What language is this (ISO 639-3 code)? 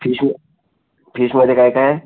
mar